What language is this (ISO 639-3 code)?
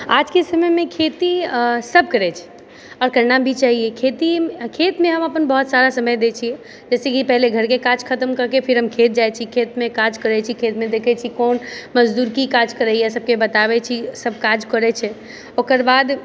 mai